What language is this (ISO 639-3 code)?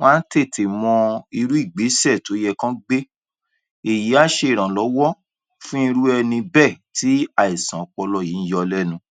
yor